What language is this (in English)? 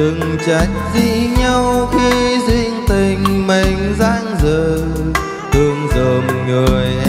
Vietnamese